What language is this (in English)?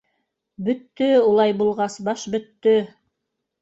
Bashkir